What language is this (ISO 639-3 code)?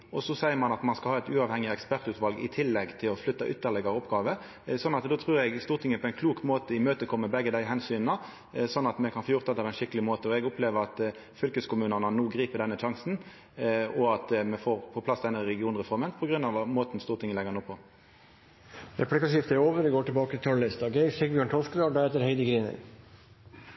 nno